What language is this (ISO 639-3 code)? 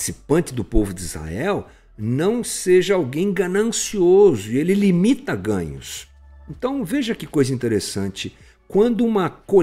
por